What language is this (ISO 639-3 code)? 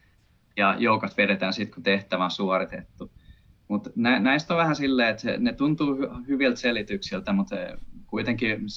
fin